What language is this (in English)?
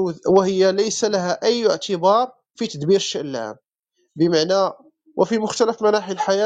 Arabic